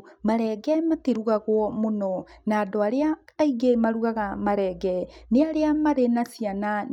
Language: Kikuyu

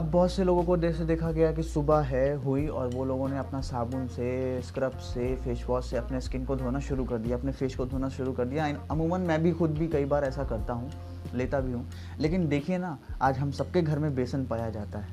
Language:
Hindi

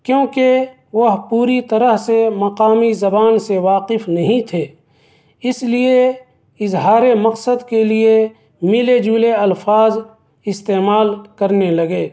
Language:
Urdu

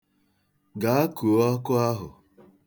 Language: Igbo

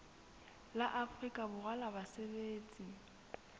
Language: Southern Sotho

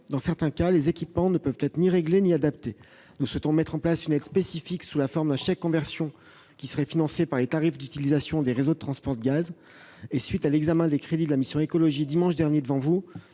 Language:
French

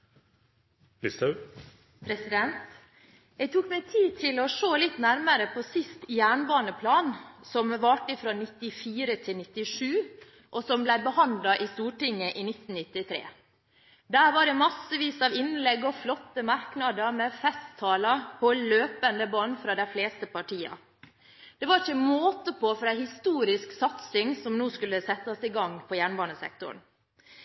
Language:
Norwegian Bokmål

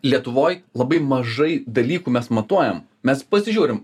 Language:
Lithuanian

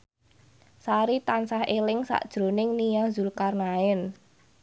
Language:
Javanese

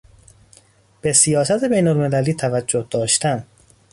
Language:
Persian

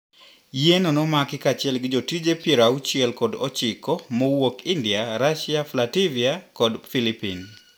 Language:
Luo (Kenya and Tanzania)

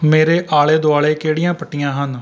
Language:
Punjabi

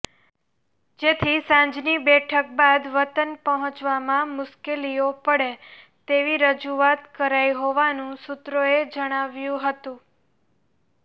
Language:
Gujarati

